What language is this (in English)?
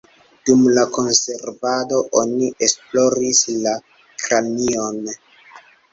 Esperanto